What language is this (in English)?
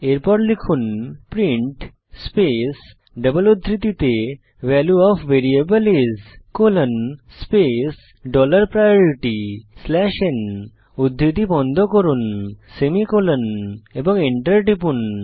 Bangla